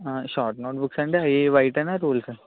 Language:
Telugu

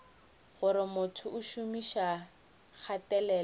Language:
Northern Sotho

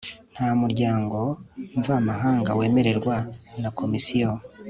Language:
Kinyarwanda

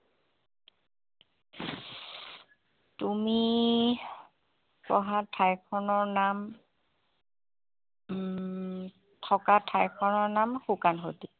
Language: Assamese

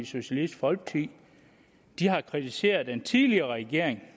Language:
Danish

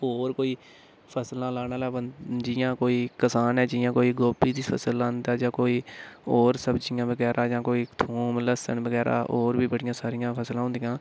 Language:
Dogri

